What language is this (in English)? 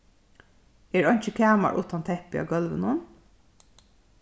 Faroese